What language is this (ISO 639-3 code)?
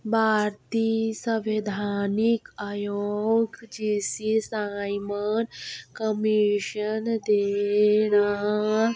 doi